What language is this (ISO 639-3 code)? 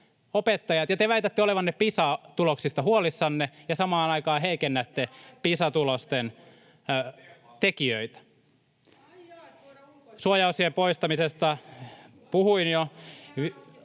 fin